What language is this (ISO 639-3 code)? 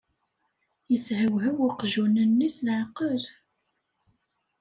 kab